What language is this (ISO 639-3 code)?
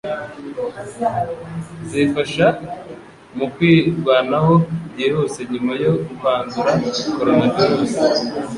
kin